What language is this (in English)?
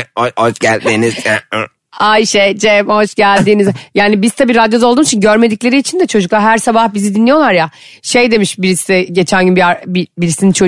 Turkish